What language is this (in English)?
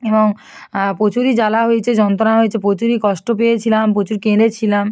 Bangla